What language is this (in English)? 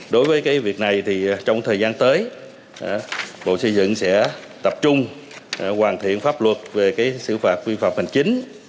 Vietnamese